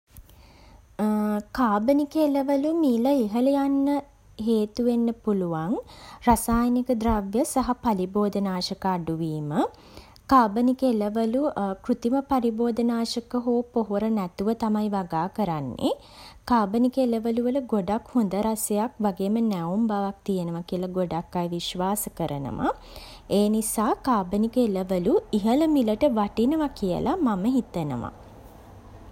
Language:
Sinhala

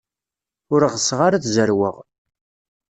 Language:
Kabyle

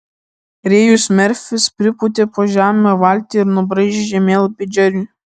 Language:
Lithuanian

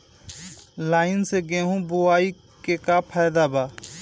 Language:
Bhojpuri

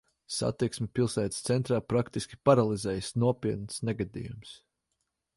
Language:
Latvian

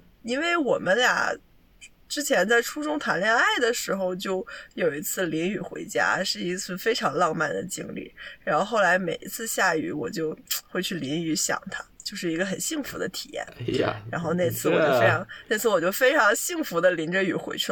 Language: Chinese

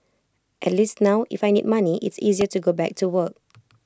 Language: English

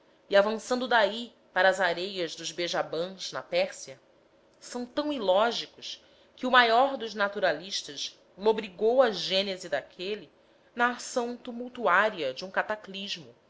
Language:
Portuguese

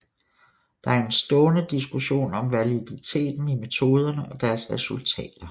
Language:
Danish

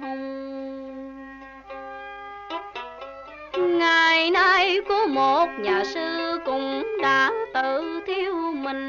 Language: Vietnamese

